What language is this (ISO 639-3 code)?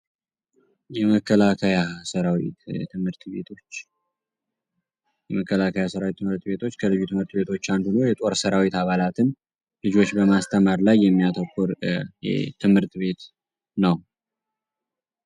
amh